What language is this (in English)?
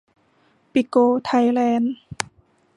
Thai